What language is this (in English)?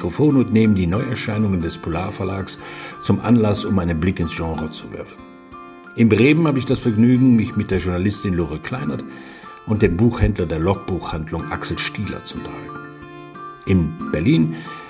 German